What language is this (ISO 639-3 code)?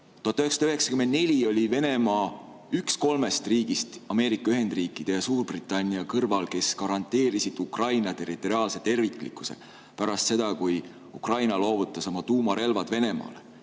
est